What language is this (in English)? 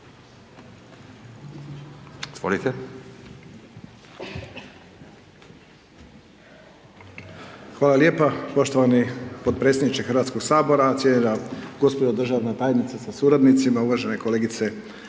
Croatian